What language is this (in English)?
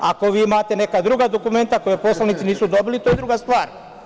Serbian